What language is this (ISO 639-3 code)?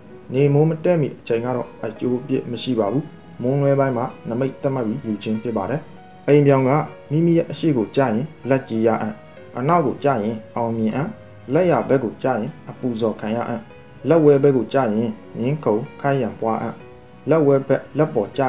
tha